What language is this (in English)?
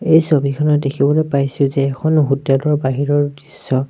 Assamese